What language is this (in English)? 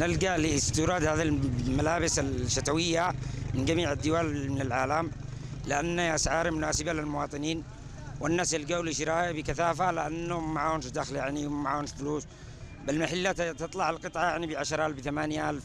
Arabic